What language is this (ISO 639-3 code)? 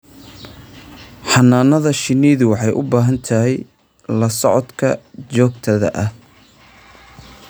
som